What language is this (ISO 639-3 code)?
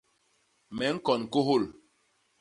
bas